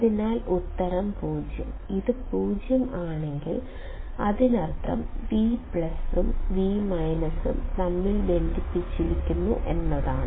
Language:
Malayalam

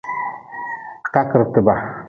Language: Nawdm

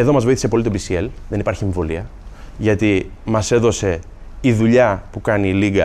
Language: Greek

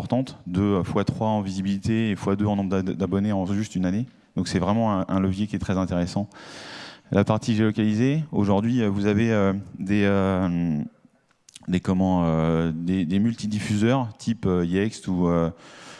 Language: French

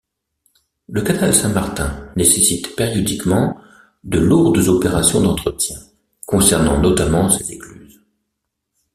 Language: French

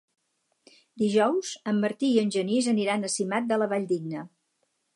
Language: Catalan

